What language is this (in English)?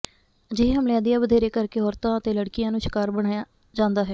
Punjabi